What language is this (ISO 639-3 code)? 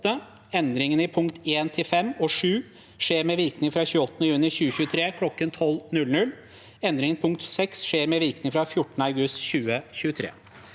nor